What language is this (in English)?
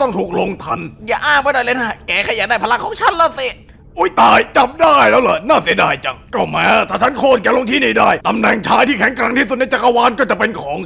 Thai